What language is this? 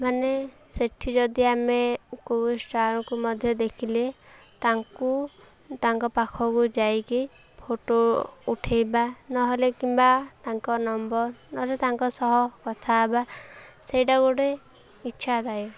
Odia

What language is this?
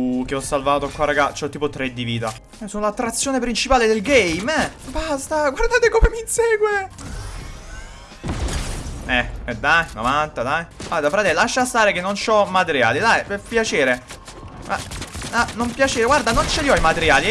Italian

